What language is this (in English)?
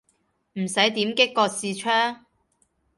Cantonese